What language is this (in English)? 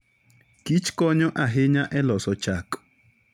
Luo (Kenya and Tanzania)